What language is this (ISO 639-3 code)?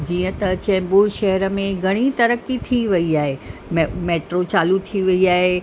snd